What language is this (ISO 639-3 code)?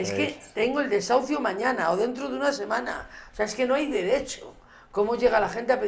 spa